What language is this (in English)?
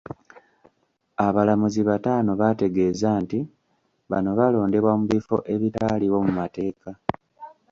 Ganda